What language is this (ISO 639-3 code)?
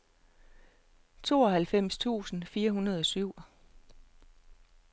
dan